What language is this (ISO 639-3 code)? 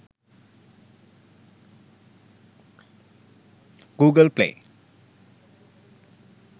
sin